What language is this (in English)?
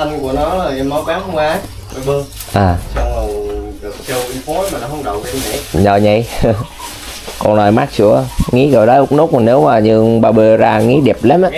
Vietnamese